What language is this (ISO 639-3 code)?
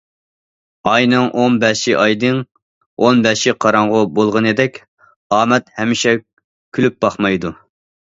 uig